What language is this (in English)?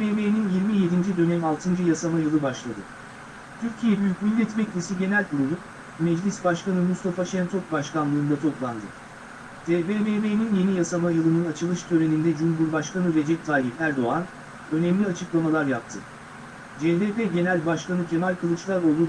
Turkish